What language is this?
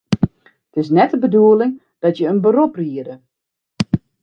Western Frisian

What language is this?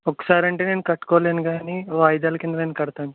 Telugu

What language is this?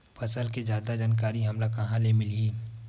Chhattisgarhi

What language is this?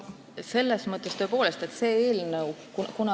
Estonian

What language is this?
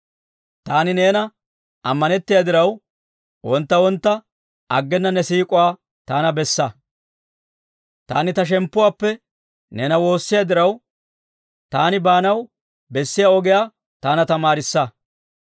Dawro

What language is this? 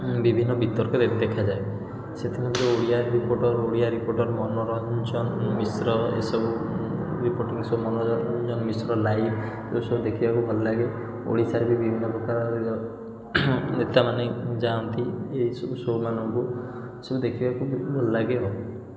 Odia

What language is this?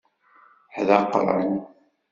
Kabyle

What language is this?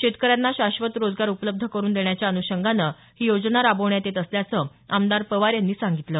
Marathi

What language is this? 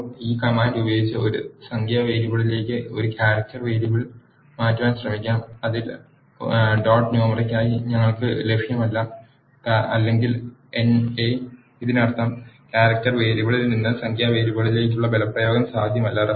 Malayalam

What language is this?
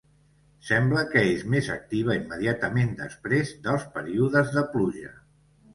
Catalan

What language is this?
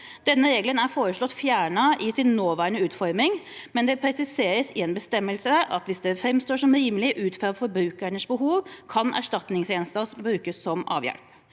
Norwegian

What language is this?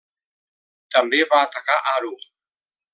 Catalan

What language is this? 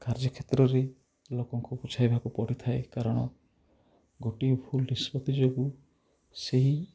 Odia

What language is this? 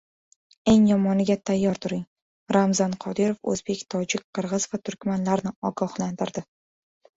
Uzbek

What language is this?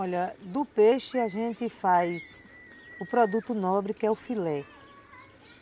Portuguese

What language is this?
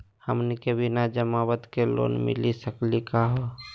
Magahi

